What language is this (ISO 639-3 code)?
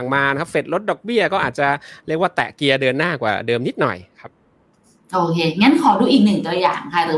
tha